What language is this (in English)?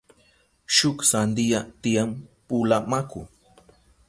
Southern Pastaza Quechua